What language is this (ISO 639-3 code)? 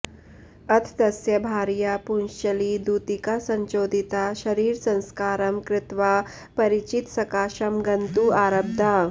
san